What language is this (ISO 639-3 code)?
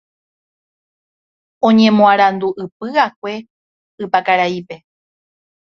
grn